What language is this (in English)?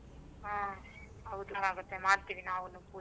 Kannada